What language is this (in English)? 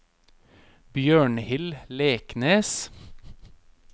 Norwegian